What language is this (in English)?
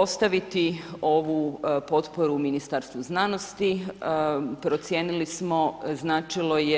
Croatian